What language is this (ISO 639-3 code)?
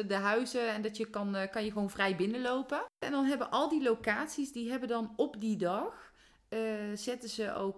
nld